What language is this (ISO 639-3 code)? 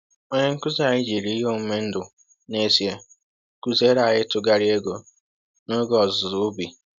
ibo